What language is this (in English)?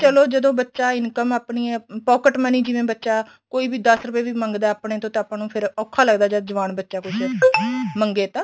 Punjabi